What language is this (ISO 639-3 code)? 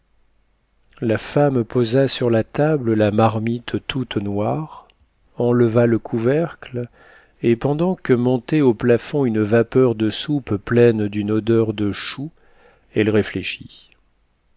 fra